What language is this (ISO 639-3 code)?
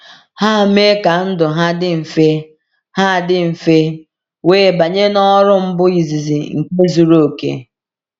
ibo